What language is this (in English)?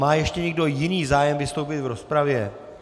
Czech